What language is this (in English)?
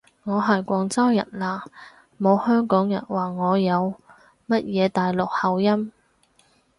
Cantonese